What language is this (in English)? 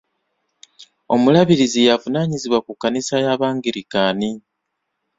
Ganda